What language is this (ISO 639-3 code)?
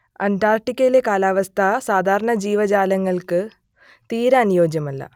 mal